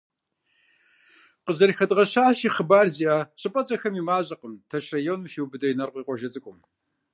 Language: Kabardian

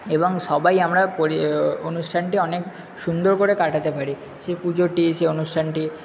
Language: Bangla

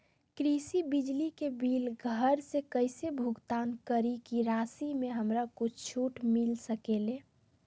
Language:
Magahi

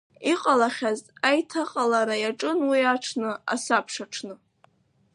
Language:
Abkhazian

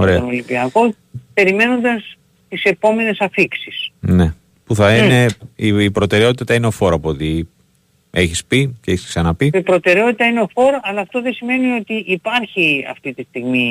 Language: Greek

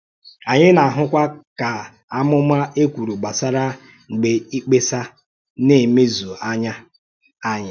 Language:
Igbo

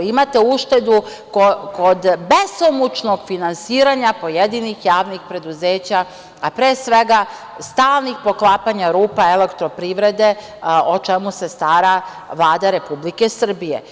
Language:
Serbian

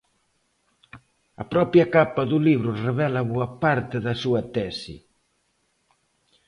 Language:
Galician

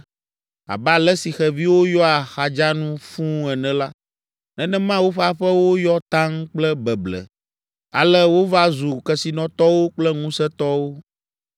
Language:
Ewe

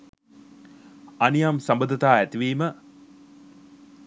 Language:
Sinhala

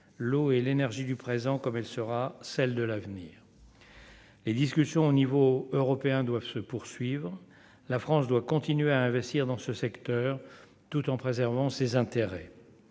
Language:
French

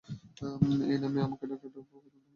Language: Bangla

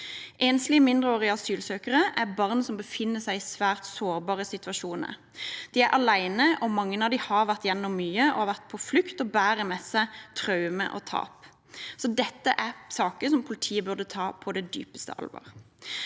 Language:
Norwegian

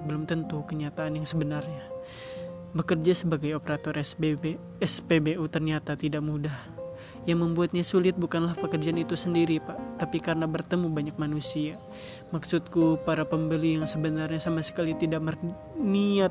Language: Indonesian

